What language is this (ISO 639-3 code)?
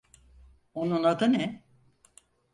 tur